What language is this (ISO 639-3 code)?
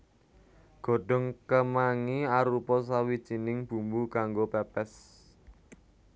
jav